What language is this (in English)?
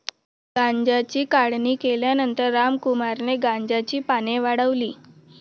Marathi